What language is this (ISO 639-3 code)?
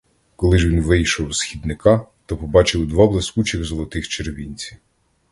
ukr